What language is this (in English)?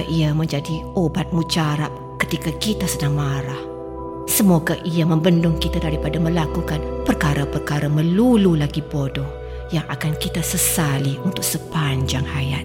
Malay